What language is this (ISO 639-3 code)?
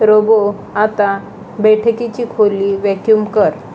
mar